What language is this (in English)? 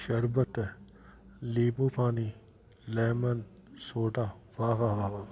Sindhi